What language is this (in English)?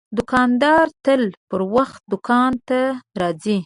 Pashto